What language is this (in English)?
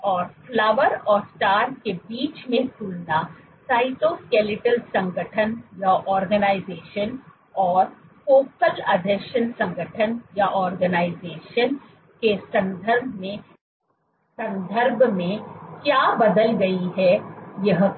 Hindi